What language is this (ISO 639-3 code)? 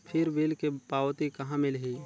hne